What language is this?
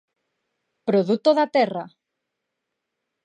Galician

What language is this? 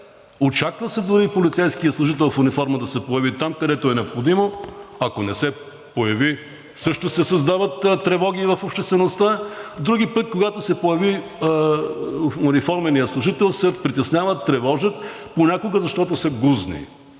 Bulgarian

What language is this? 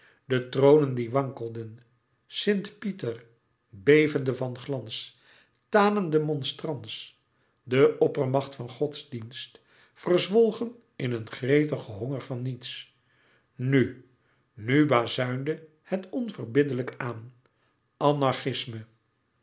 Dutch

